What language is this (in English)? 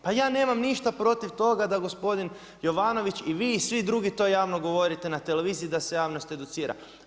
Croatian